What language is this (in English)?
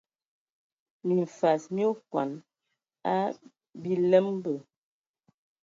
Ewondo